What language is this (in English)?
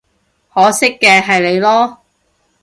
Cantonese